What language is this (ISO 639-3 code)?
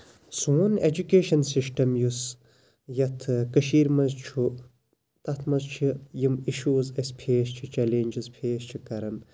kas